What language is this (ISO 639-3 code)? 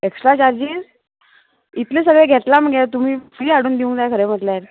kok